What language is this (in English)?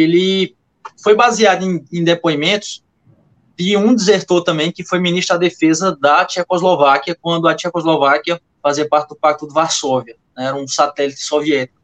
Portuguese